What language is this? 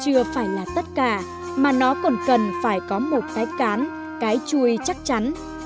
Vietnamese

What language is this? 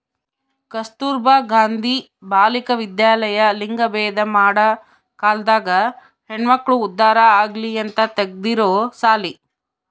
Kannada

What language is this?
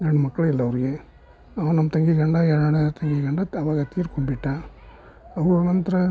Kannada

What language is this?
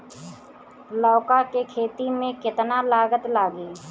Bhojpuri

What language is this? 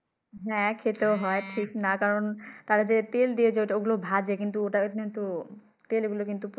Bangla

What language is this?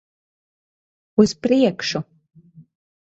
Latvian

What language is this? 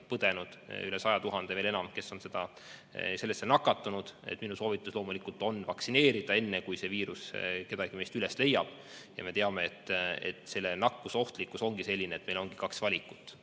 Estonian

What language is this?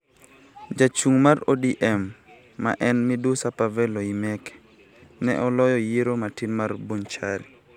Luo (Kenya and Tanzania)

